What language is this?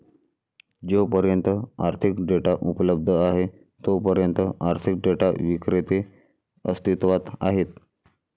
Marathi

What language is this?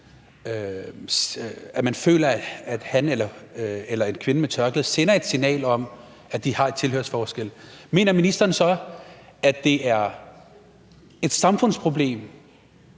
Danish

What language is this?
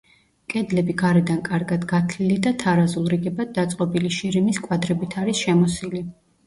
Georgian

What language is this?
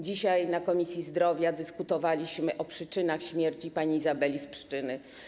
Polish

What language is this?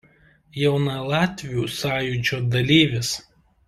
Lithuanian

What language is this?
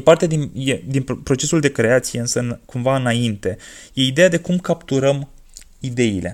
Romanian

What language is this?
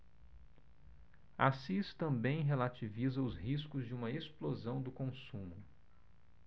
Portuguese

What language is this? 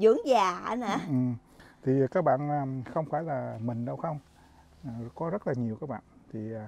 Vietnamese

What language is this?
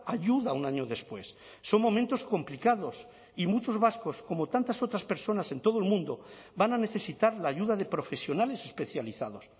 Spanish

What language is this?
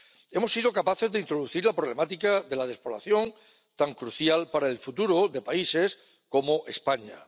Spanish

